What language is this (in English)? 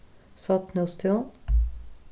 Faroese